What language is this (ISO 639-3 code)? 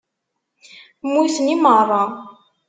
kab